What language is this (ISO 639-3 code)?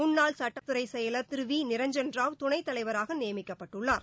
tam